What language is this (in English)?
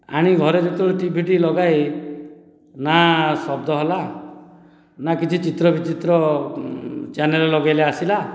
Odia